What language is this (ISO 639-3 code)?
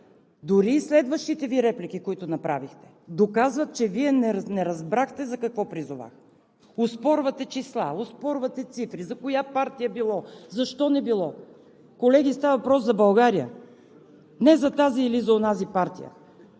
bul